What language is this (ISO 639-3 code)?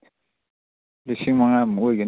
mni